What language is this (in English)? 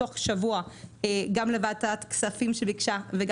Hebrew